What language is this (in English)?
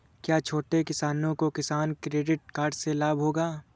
Hindi